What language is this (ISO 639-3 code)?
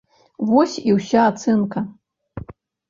bel